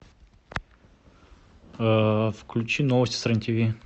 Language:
Russian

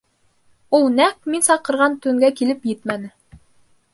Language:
Bashkir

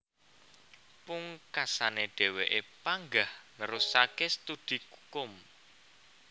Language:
Javanese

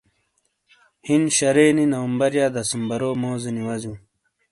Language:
Shina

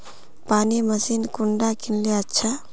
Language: Magahi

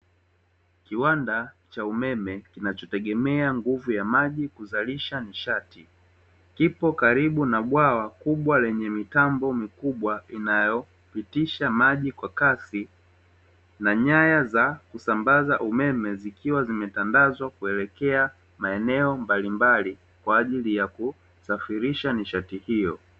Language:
Swahili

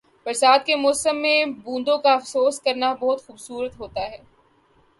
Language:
Urdu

